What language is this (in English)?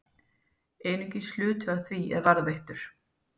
Icelandic